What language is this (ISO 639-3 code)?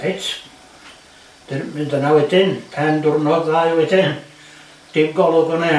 cym